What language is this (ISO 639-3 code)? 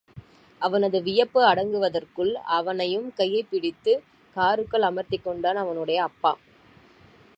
tam